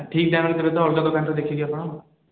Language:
Odia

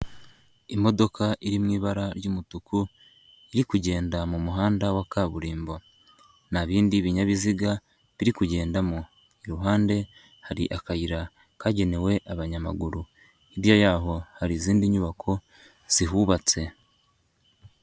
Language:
Kinyarwanda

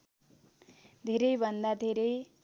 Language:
Nepali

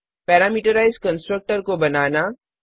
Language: Hindi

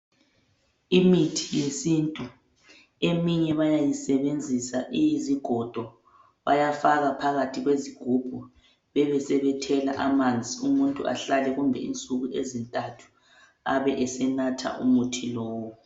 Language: North Ndebele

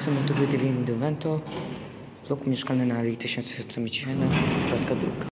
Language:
Polish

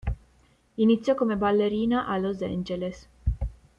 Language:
Italian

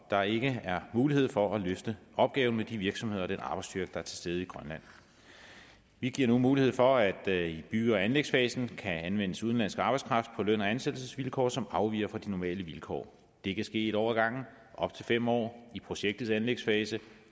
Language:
Danish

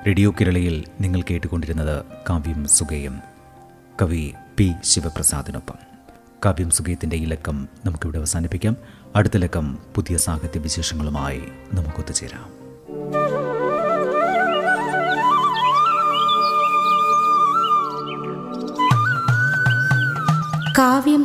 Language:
Malayalam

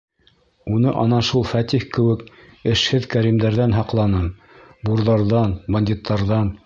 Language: Bashkir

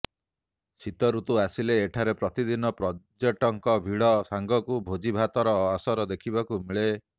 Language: Odia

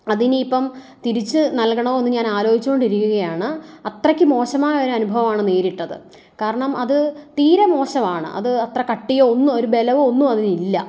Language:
Malayalam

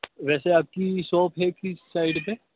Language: Urdu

